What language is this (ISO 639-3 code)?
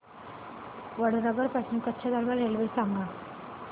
mar